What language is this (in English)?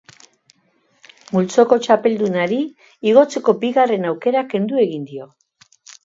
Basque